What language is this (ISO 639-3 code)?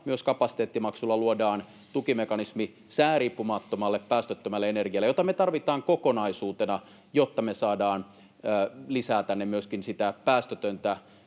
fin